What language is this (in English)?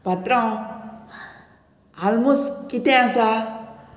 Konkani